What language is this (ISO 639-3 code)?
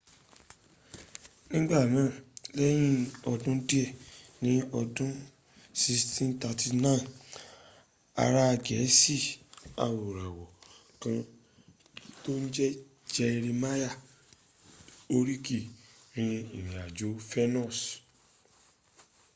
yor